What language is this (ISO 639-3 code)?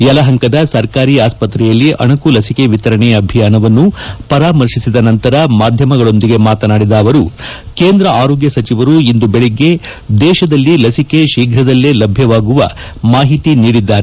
kan